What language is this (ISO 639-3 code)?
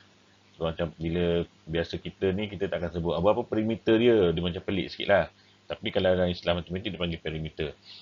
msa